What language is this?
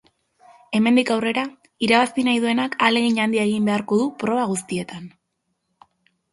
Basque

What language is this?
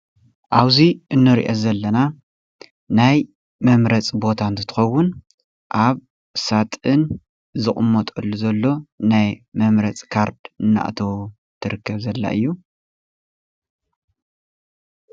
Tigrinya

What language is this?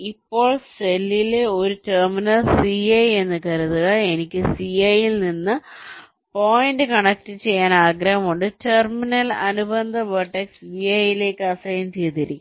Malayalam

